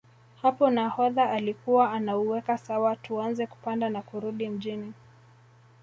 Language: Swahili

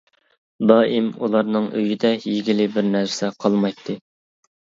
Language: Uyghur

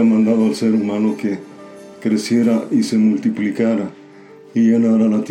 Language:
Spanish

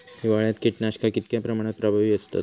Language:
Marathi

